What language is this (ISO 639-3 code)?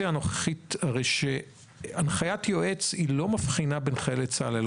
heb